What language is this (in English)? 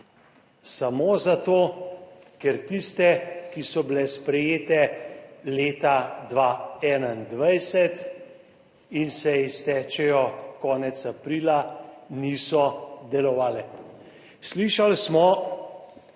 Slovenian